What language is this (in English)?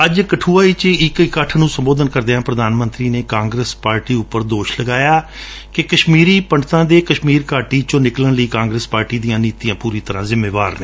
Punjabi